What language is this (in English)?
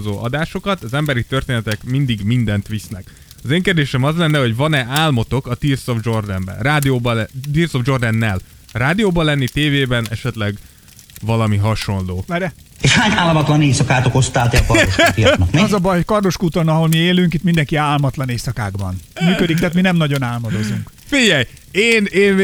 Hungarian